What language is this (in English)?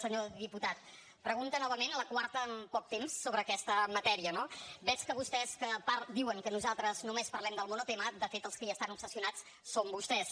Catalan